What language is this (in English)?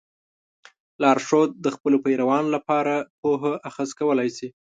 Pashto